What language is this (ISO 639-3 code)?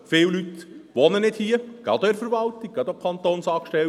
gsw